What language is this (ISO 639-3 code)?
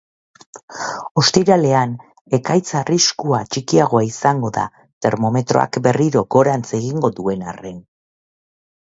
eus